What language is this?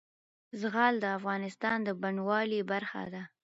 Pashto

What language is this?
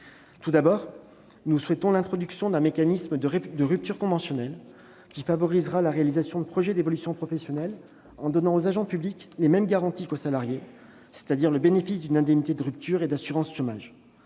French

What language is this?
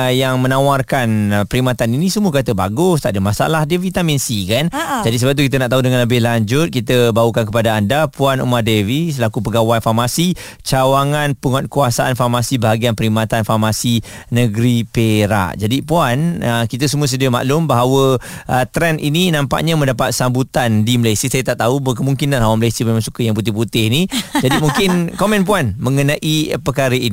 Malay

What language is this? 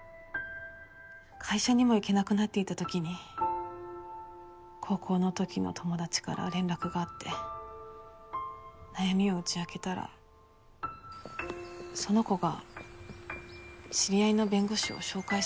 Japanese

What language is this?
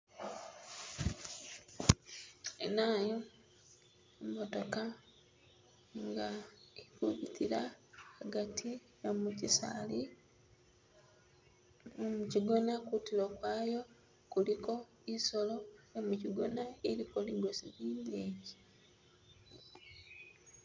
Masaaba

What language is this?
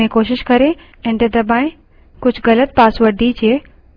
Hindi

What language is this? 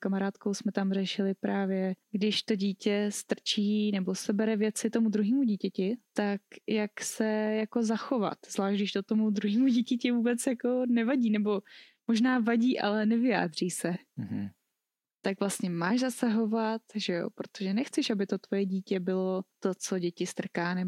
Czech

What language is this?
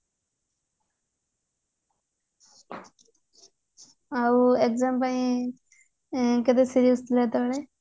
Odia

